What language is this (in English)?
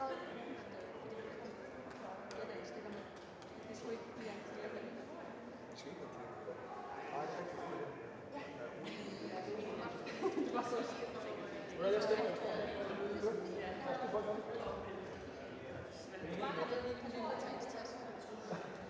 Danish